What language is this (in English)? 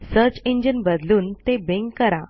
Marathi